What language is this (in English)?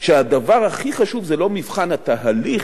Hebrew